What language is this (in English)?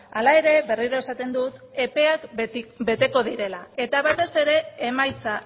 Basque